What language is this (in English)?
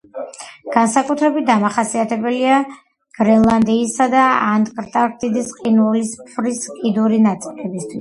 Georgian